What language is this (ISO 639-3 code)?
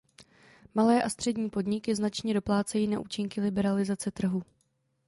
ces